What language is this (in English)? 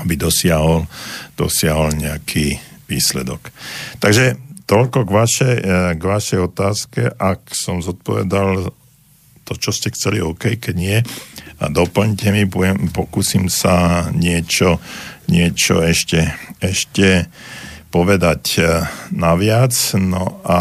Slovak